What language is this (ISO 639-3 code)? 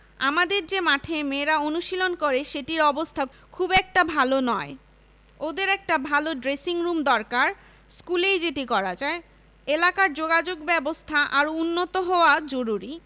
ben